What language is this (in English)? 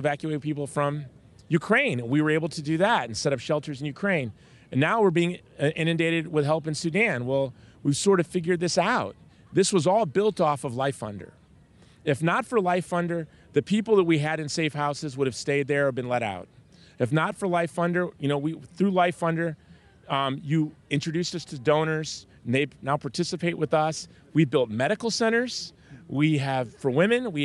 English